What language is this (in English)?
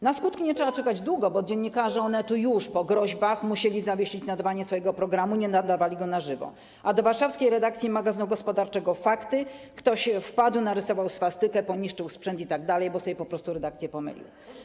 Polish